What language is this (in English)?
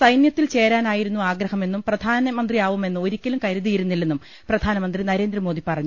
Malayalam